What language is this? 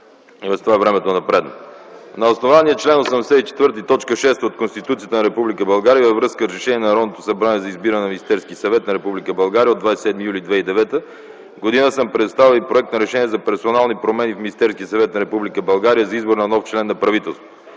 Bulgarian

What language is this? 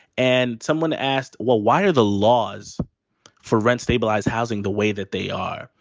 English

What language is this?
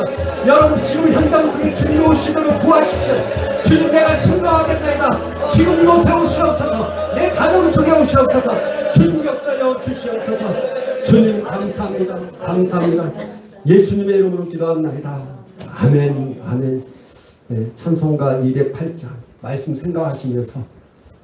Korean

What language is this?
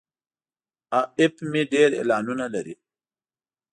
Pashto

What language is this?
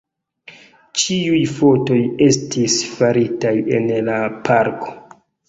Esperanto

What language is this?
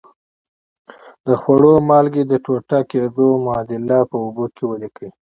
Pashto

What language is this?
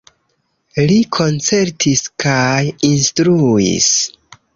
Esperanto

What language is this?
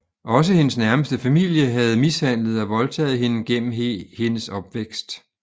Danish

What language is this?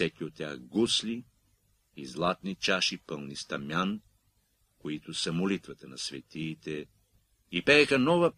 Bulgarian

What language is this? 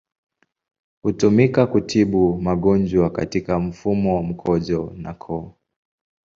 Swahili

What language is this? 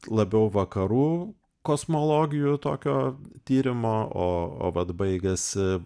Lithuanian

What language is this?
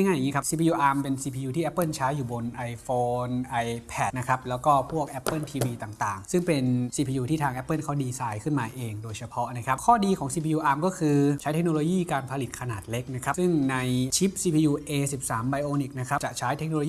Thai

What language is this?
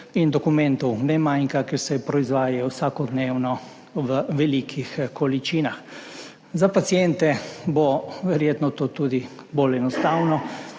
Slovenian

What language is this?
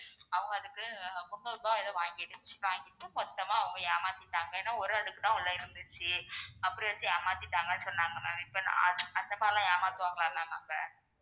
Tamil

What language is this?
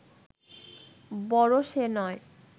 Bangla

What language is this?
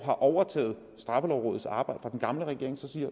Danish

